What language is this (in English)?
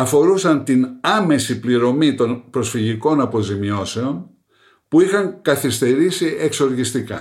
Greek